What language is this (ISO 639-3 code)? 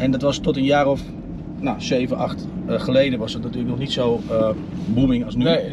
nld